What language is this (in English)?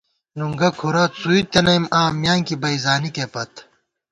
Gawar-Bati